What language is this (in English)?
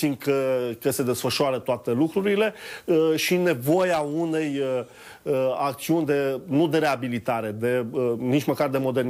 Romanian